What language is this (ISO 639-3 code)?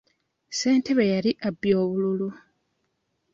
lug